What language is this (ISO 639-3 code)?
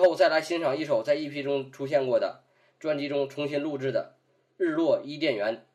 zho